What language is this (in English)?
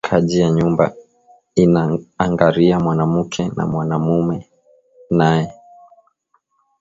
Swahili